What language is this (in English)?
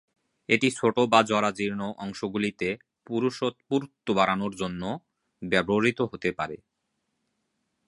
Bangla